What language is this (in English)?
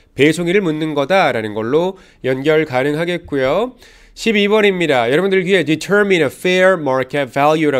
Korean